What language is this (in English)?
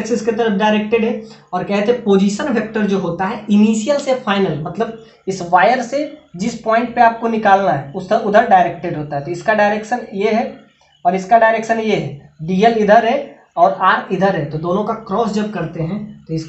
Hindi